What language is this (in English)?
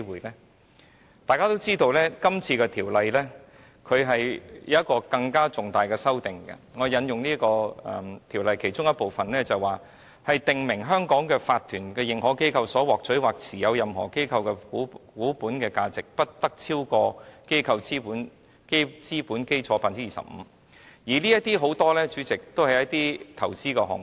Cantonese